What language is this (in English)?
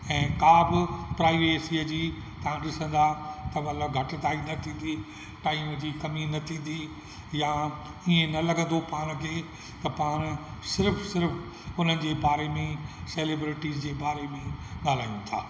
Sindhi